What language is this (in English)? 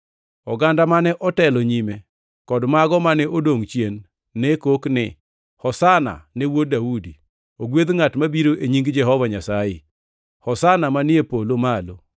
Luo (Kenya and Tanzania)